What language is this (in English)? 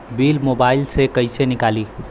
Bhojpuri